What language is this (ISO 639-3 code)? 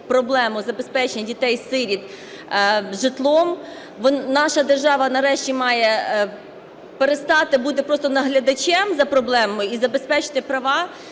ukr